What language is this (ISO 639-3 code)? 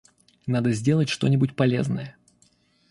rus